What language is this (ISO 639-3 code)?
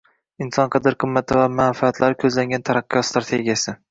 uzb